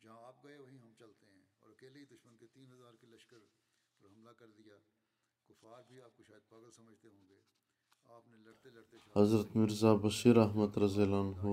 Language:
Bulgarian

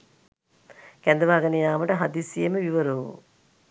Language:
Sinhala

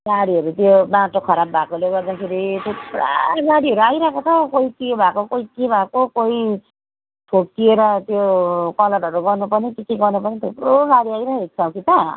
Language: Nepali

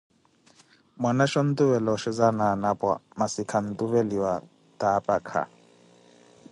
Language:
Koti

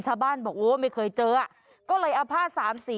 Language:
Thai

